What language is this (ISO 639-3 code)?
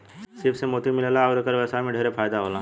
bho